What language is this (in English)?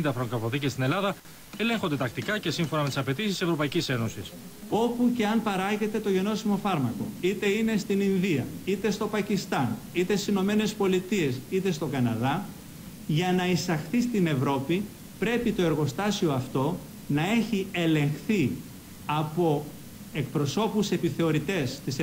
Greek